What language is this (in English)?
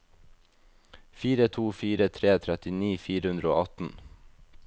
Norwegian